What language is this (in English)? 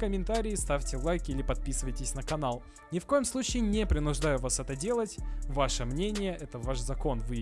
Russian